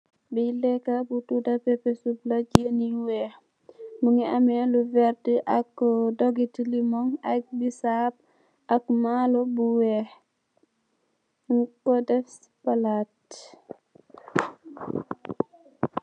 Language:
Wolof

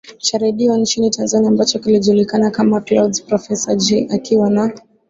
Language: Swahili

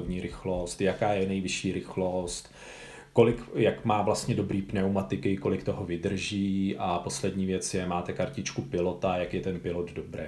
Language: Czech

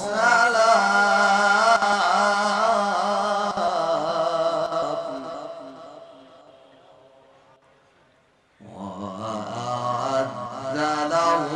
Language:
Arabic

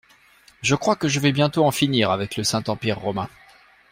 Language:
French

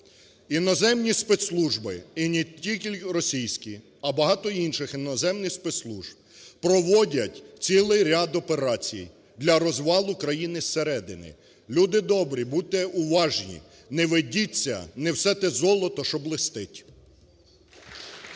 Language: Ukrainian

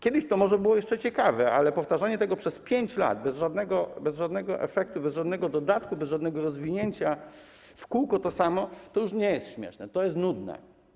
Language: Polish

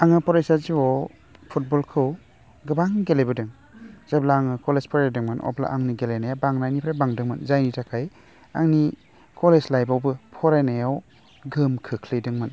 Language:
Bodo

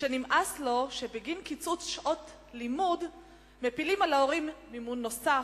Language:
Hebrew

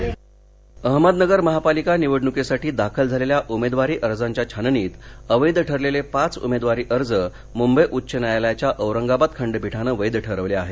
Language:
Marathi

